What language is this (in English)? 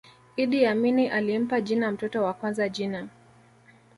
Swahili